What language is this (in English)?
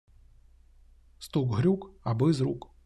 Ukrainian